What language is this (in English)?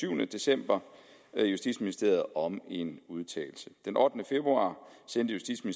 Danish